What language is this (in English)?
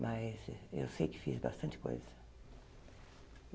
Portuguese